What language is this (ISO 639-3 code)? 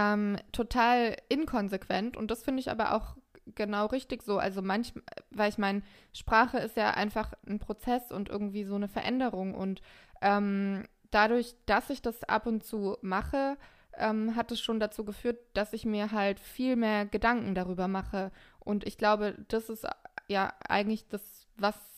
deu